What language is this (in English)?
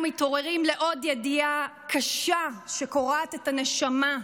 Hebrew